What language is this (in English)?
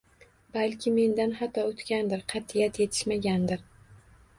Uzbek